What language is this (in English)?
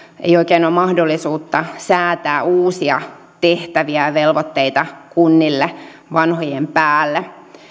Finnish